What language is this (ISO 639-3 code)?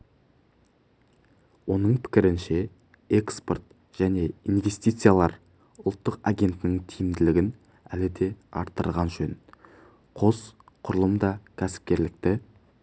kaz